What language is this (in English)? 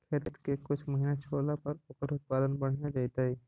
Magahi